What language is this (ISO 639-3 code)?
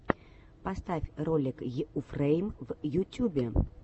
rus